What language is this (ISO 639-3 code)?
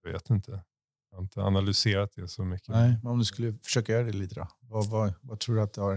swe